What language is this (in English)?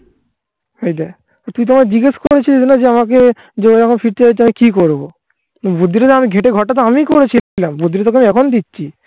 Bangla